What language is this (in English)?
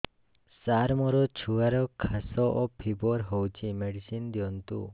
Odia